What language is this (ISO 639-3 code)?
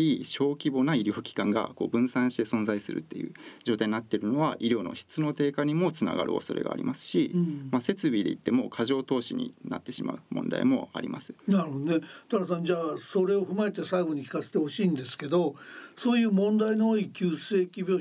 jpn